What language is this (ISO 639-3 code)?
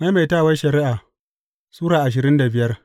hau